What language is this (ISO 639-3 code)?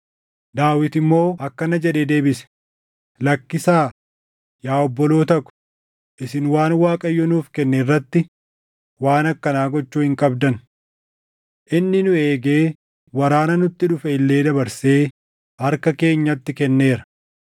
orm